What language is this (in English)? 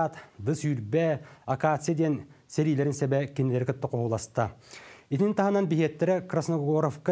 Russian